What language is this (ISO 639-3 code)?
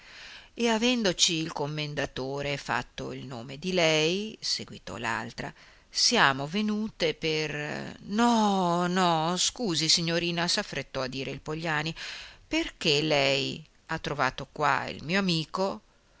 ita